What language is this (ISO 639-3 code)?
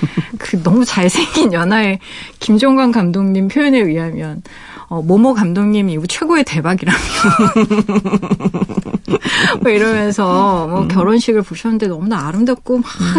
kor